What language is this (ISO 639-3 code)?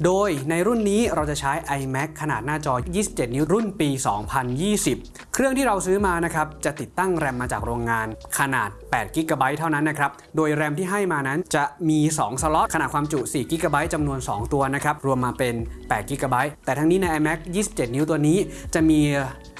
tha